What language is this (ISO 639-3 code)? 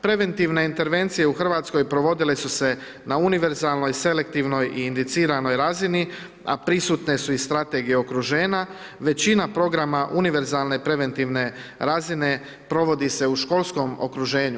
hrv